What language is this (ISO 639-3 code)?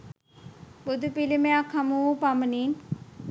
sin